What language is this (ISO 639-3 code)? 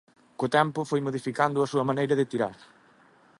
glg